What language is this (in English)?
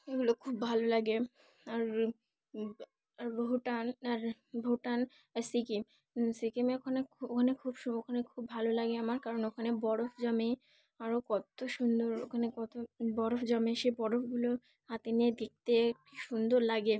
Bangla